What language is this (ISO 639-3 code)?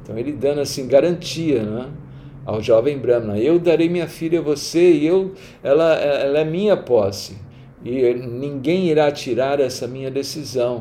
por